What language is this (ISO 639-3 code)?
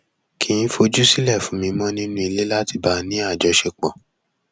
yor